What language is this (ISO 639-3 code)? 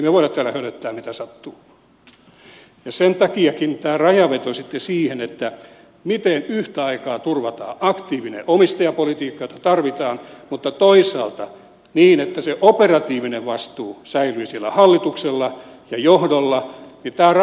fin